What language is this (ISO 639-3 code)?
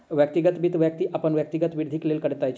mai